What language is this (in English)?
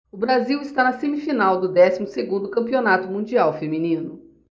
Portuguese